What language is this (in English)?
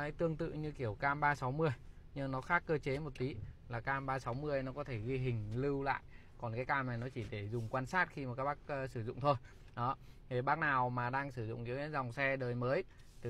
Vietnamese